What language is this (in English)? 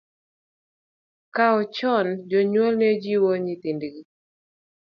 Luo (Kenya and Tanzania)